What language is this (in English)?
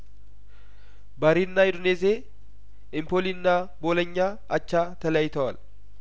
Amharic